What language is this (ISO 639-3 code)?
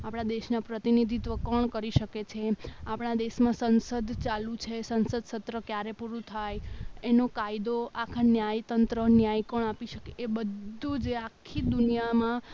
guj